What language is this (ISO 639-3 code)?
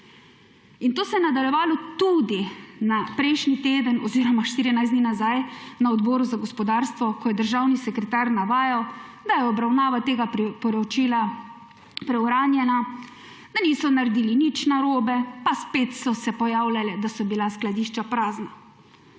slv